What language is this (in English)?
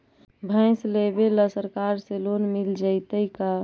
Magahi